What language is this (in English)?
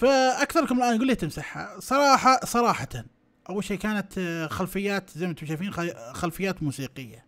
Arabic